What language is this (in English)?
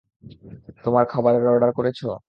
Bangla